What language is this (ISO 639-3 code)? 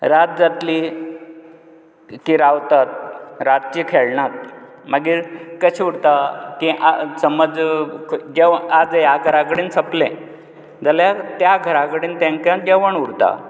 kok